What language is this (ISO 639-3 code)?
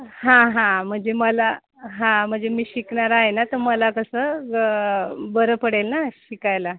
mar